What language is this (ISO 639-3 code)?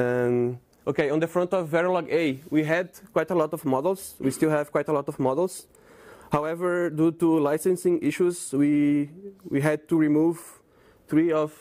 eng